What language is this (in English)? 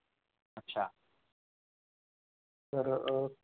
Marathi